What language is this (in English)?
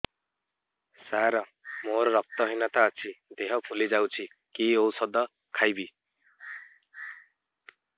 Odia